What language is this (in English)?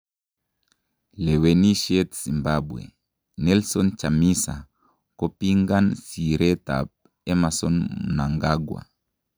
Kalenjin